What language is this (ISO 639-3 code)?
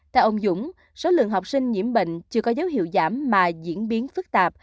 vie